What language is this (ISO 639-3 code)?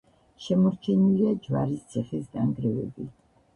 kat